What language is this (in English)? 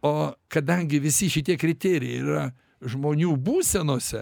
Lithuanian